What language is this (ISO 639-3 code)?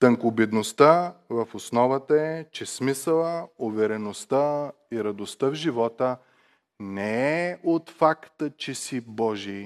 bul